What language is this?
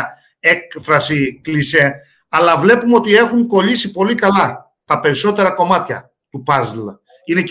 Greek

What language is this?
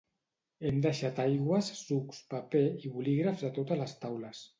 Catalan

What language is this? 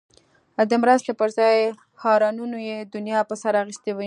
Pashto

